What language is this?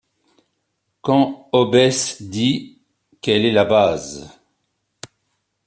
French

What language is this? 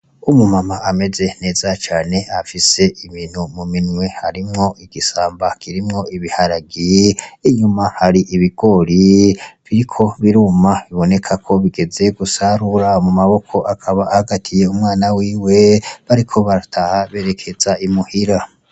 Rundi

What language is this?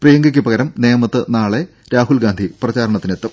Malayalam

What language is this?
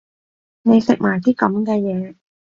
Cantonese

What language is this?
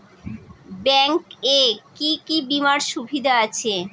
Bangla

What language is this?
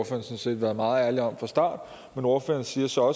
Danish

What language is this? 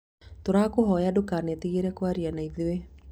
Kikuyu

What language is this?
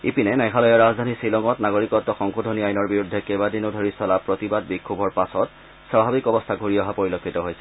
Assamese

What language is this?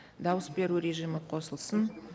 Kazakh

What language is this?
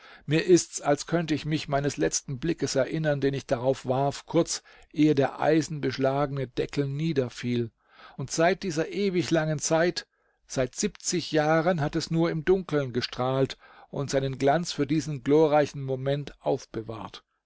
German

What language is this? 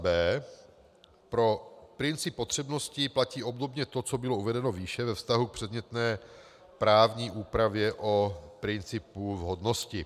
Czech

